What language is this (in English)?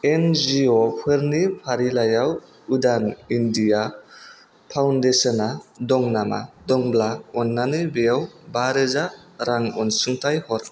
Bodo